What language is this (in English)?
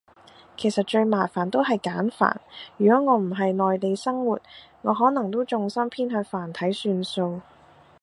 Cantonese